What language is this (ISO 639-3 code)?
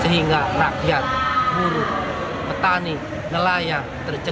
ind